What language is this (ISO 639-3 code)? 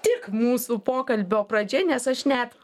lit